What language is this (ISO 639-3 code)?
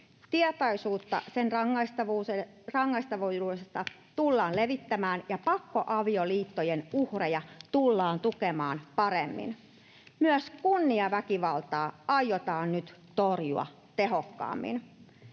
fin